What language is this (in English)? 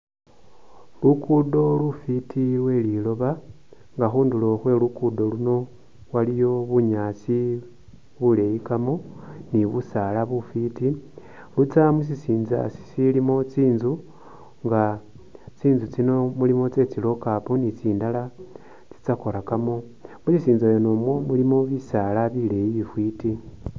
Masaaba